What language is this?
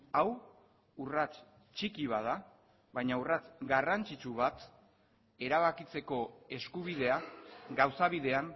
Basque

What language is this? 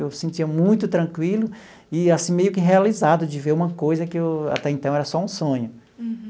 Portuguese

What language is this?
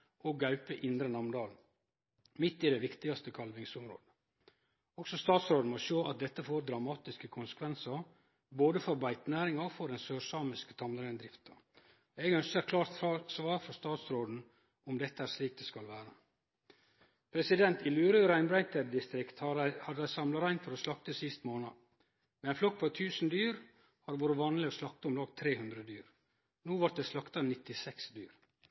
Norwegian Nynorsk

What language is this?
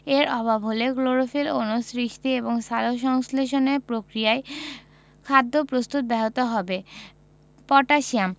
Bangla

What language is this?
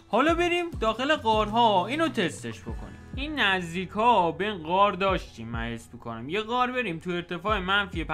Persian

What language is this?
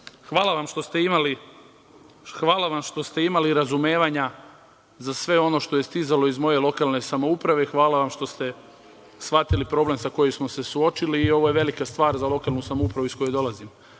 Serbian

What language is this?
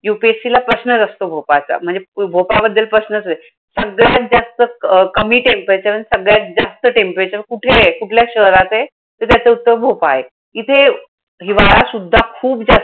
Marathi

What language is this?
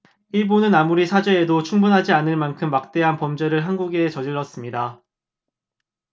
Korean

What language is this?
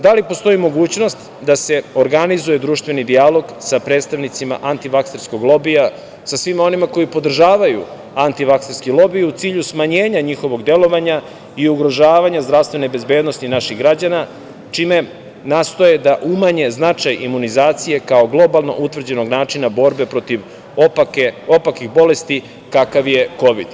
Serbian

